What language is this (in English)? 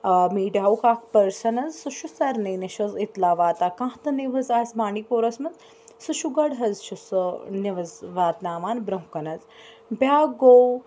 Kashmiri